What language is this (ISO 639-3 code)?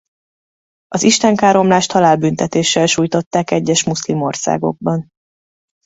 hun